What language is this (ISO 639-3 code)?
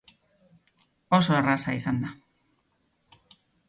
eus